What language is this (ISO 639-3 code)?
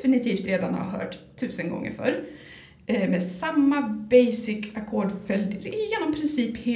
swe